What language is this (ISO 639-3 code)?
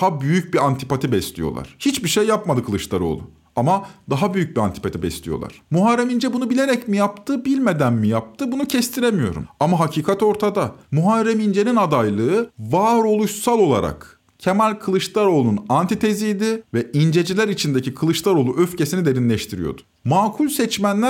tur